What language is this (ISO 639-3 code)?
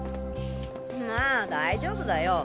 jpn